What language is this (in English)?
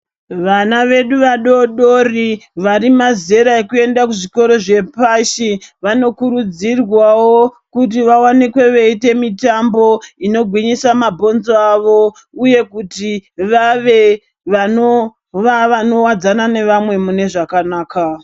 Ndau